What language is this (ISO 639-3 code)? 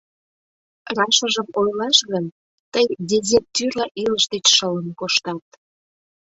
chm